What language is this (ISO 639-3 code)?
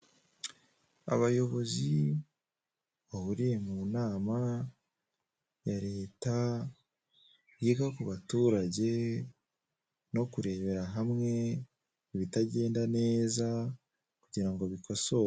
kin